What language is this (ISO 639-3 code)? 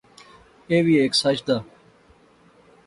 phr